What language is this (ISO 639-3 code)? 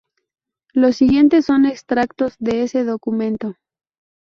spa